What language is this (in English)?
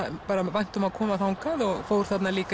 Icelandic